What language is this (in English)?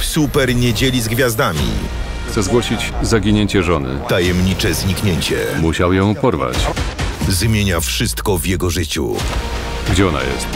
Polish